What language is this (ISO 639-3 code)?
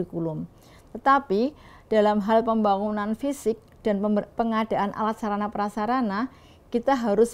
ind